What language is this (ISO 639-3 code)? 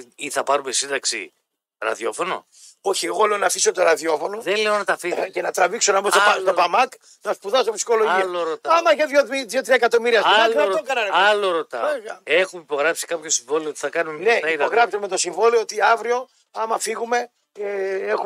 ell